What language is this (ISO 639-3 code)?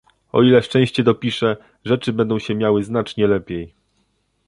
pol